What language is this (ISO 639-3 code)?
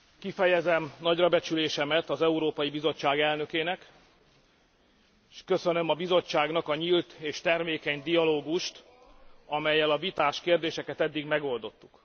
hun